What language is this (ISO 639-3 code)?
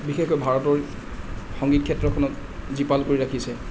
asm